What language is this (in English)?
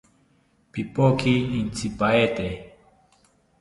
South Ucayali Ashéninka